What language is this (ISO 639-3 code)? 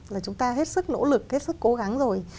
vie